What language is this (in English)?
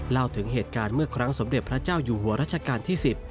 Thai